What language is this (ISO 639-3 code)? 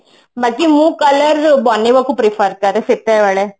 ori